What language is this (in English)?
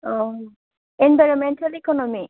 Bodo